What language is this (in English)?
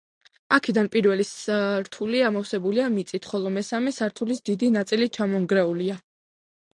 Georgian